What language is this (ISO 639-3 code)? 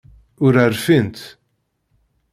kab